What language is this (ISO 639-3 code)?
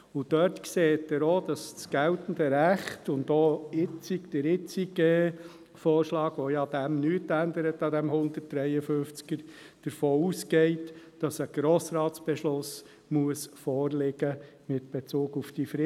gsw